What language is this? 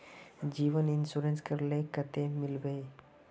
Magahi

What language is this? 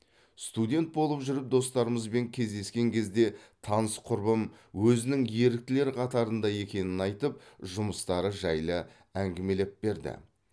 Kazakh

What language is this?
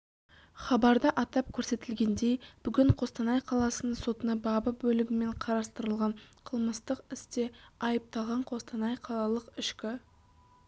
Kazakh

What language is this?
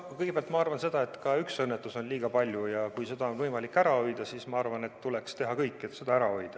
Estonian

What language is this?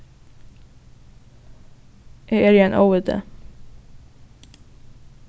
Faroese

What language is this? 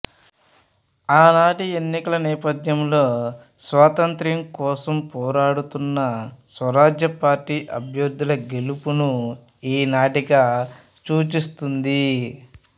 Telugu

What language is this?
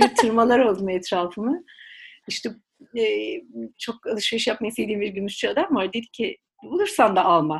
Turkish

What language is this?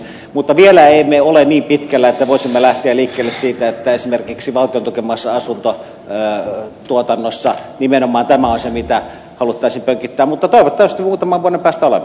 Finnish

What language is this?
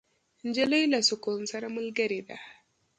Pashto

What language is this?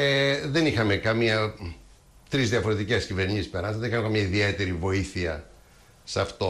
Greek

